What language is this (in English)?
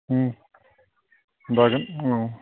Bodo